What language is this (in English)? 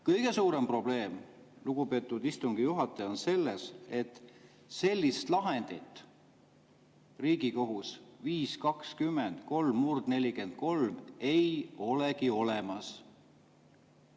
Estonian